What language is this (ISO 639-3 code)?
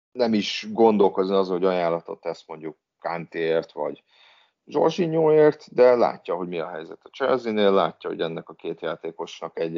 hun